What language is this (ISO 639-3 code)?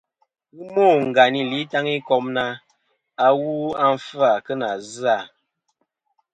bkm